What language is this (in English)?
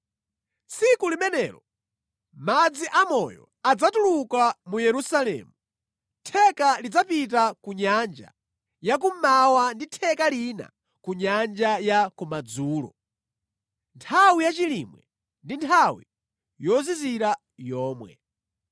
Nyanja